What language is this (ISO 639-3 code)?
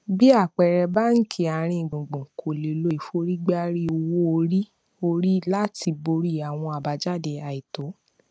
yor